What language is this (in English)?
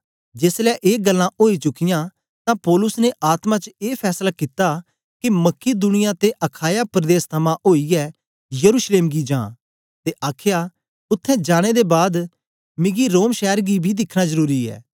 Dogri